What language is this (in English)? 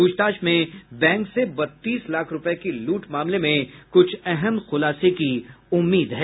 Hindi